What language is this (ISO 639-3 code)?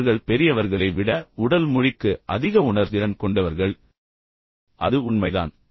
tam